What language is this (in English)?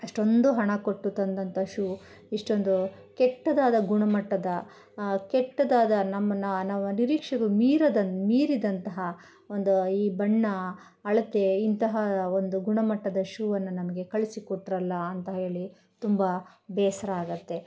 Kannada